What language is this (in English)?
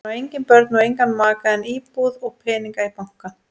Icelandic